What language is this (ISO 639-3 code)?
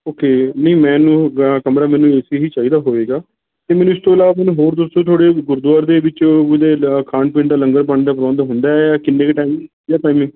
pan